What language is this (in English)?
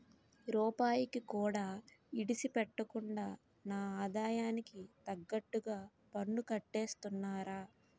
Telugu